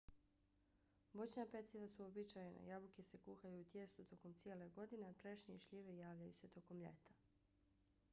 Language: Bosnian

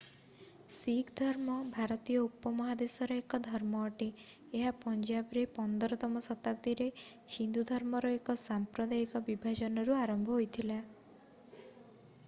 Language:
Odia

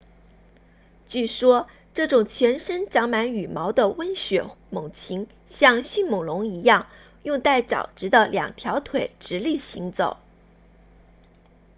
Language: Chinese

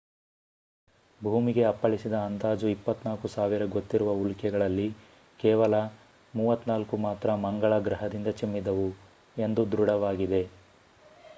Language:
Kannada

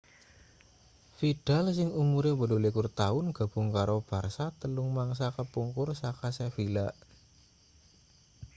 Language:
Javanese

